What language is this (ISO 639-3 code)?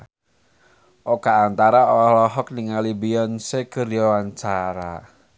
sun